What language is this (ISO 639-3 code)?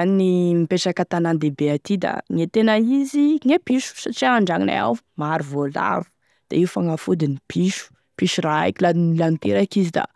tkg